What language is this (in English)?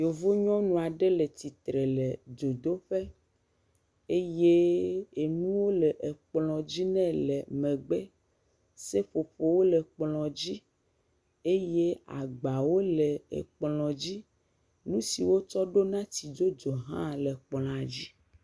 Ewe